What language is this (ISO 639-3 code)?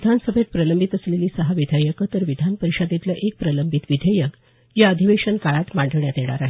mar